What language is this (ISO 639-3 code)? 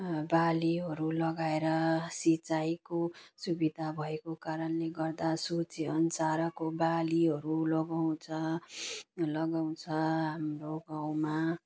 nep